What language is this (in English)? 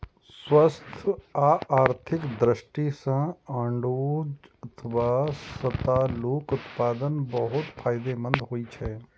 Maithili